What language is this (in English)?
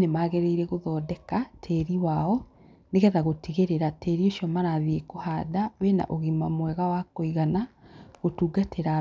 Kikuyu